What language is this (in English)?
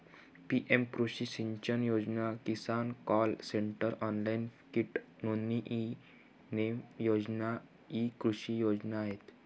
Marathi